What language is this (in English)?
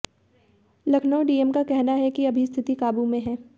Hindi